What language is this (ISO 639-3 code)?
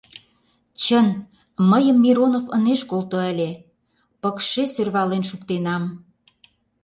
chm